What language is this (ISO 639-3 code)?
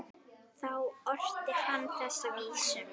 isl